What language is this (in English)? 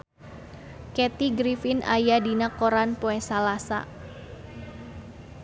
Sundanese